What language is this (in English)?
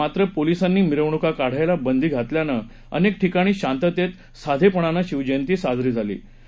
Marathi